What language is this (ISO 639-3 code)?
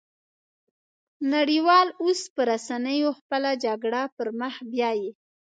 pus